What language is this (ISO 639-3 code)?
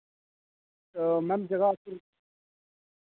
doi